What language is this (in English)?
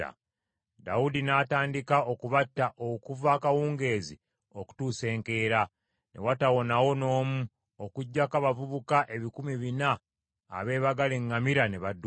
Ganda